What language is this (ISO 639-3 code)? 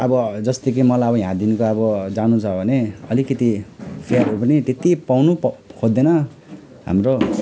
nep